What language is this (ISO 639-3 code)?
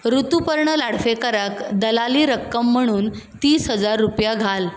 kok